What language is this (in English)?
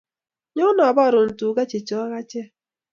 Kalenjin